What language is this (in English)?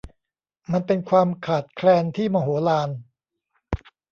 Thai